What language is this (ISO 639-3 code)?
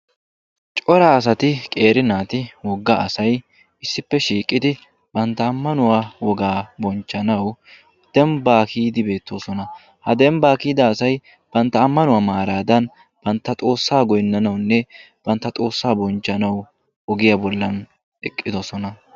wal